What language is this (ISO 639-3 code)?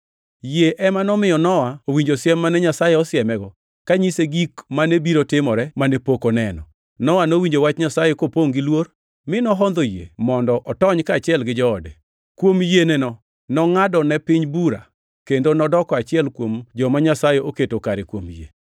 luo